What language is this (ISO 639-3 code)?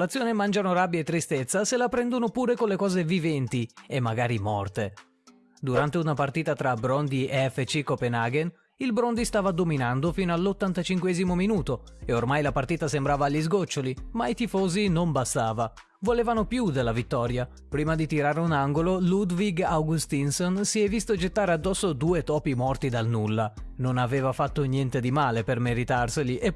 ita